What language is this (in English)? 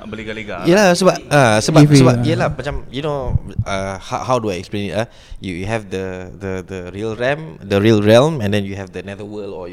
Malay